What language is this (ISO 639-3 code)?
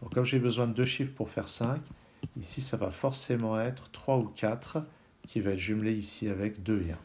fra